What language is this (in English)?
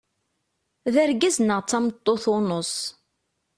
Kabyle